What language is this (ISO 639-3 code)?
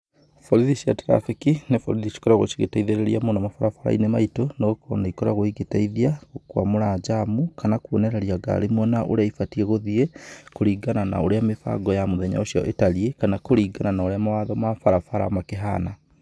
kik